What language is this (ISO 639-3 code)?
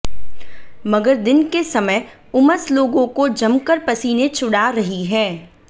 hin